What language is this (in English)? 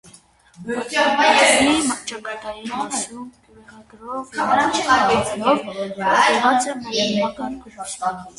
Armenian